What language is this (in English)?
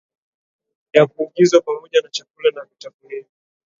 Swahili